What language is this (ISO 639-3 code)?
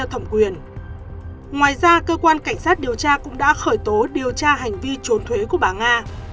vie